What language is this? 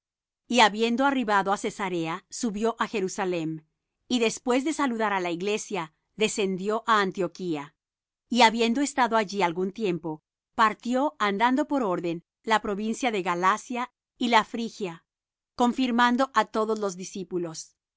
Spanish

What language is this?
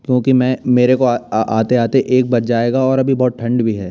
Hindi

